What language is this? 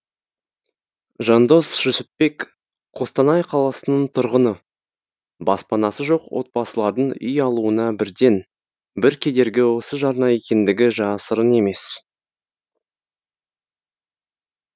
Kazakh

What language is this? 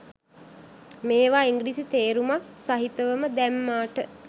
Sinhala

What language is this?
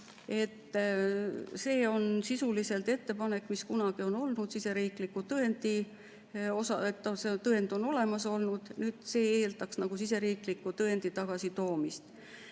Estonian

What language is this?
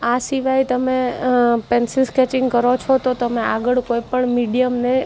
Gujarati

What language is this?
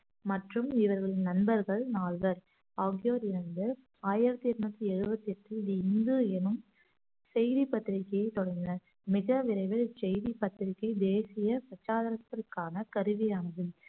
Tamil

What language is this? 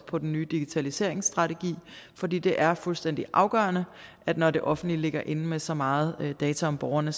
Danish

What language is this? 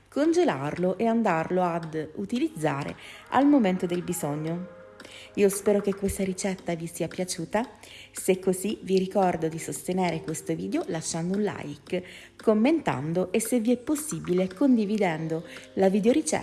Italian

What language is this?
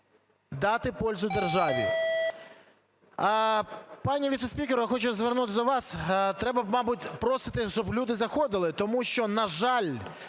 Ukrainian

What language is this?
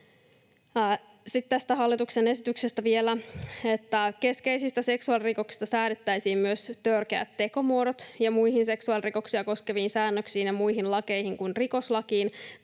Finnish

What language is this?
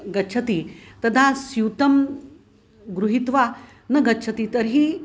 Sanskrit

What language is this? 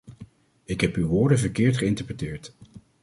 Dutch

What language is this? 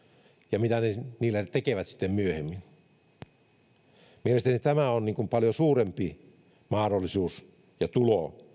Finnish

